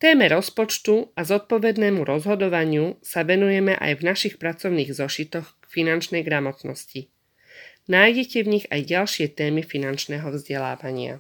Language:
Slovak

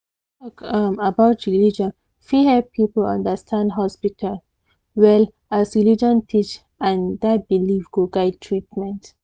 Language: Nigerian Pidgin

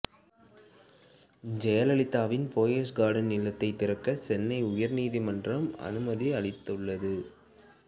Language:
Tamil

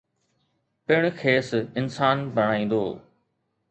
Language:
Sindhi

